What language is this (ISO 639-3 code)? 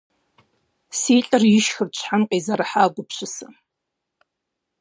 kbd